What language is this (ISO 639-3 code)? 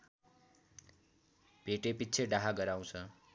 nep